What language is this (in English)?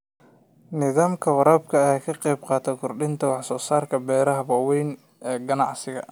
Somali